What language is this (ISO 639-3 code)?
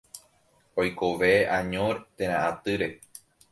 grn